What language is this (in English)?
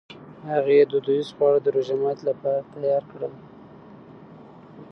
Pashto